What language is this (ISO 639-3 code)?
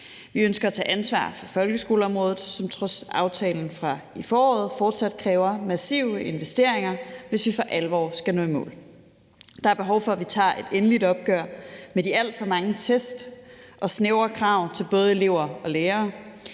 dan